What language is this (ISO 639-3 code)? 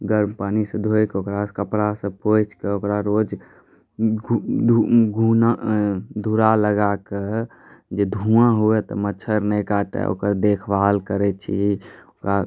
mai